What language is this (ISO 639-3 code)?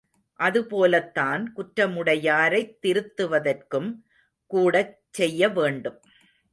tam